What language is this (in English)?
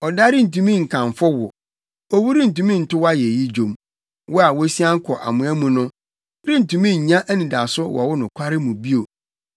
Akan